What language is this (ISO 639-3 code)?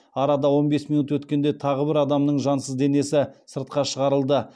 kaz